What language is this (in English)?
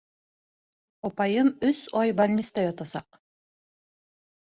Bashkir